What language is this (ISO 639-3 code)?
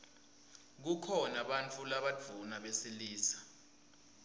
ssw